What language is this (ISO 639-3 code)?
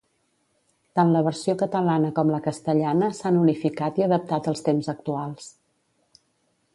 cat